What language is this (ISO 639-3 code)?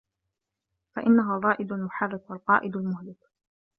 ara